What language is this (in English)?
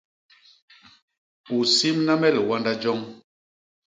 Basaa